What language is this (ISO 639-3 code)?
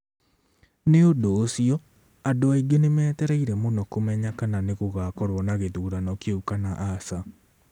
kik